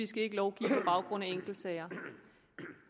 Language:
Danish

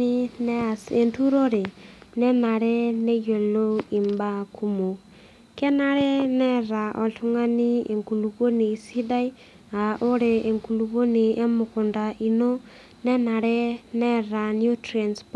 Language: Masai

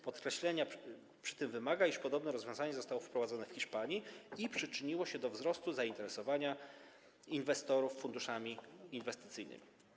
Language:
Polish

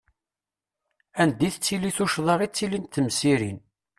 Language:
Kabyle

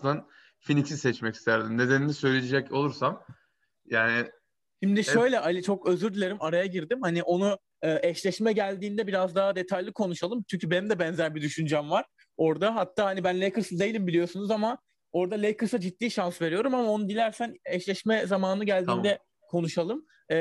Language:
Turkish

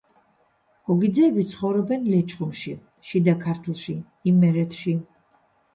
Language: Georgian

